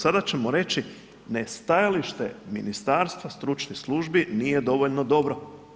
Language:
Croatian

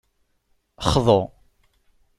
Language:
Kabyle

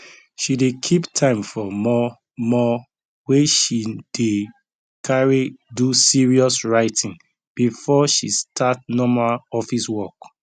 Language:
Nigerian Pidgin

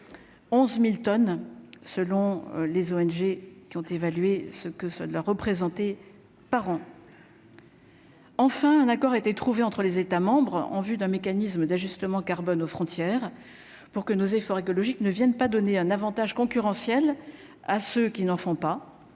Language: French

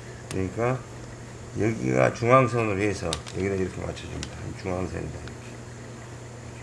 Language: Korean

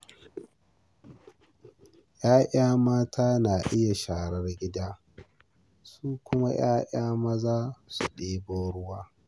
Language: Hausa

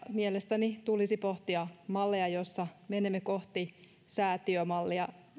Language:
Finnish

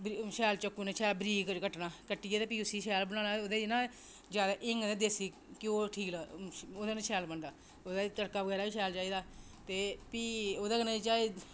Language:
Dogri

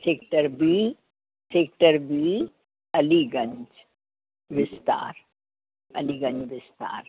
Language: Sindhi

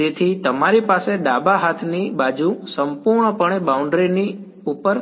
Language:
Gujarati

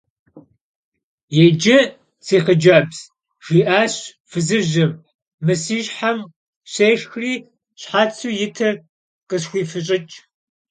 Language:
Kabardian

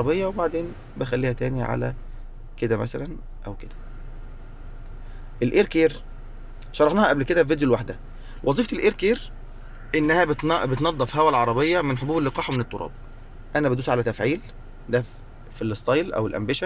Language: Arabic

